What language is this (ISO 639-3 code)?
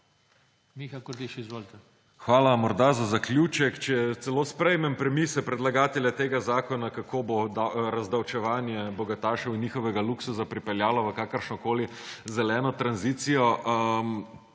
slv